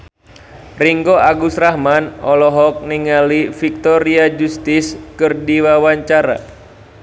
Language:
Sundanese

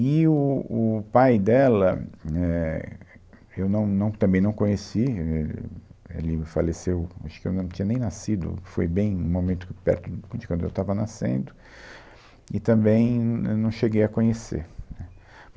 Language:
Portuguese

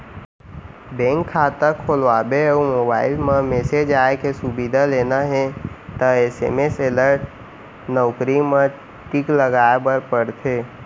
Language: Chhattisgarhi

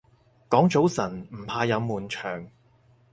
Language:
Cantonese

